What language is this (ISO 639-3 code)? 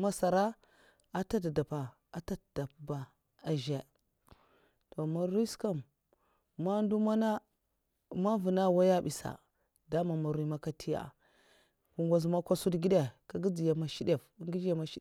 maf